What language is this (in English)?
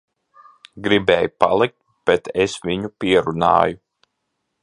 Latvian